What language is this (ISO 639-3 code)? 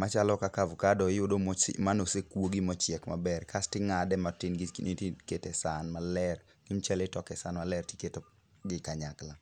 luo